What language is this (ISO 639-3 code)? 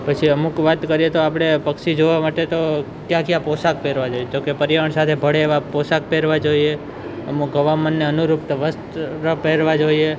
guj